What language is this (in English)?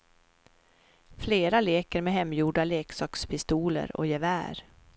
Swedish